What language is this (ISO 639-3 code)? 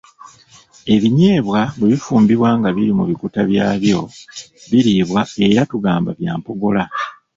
lug